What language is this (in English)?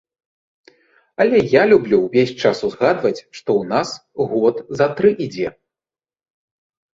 Belarusian